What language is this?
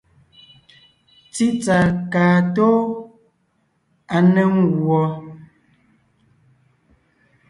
Ngiemboon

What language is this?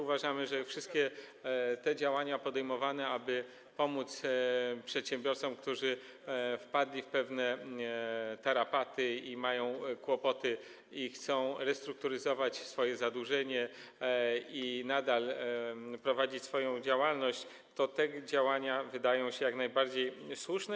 Polish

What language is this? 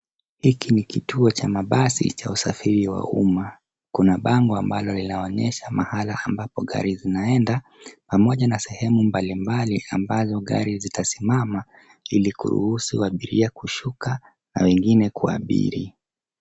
Swahili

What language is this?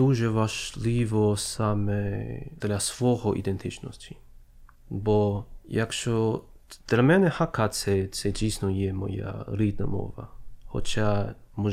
Ukrainian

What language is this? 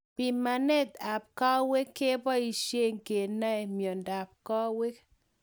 Kalenjin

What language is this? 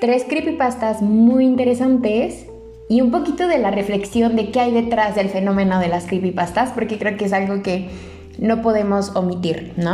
Spanish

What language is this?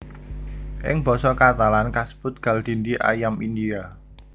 Javanese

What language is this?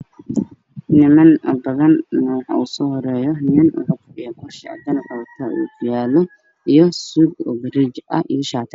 Somali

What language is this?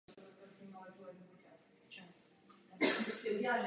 Czech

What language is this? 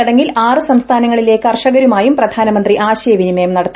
Malayalam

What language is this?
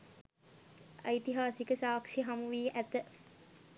Sinhala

